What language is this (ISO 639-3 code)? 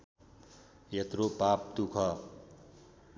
nep